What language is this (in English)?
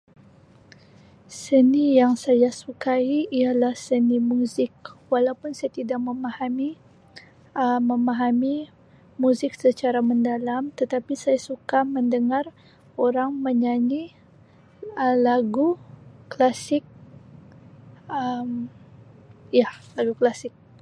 Sabah Malay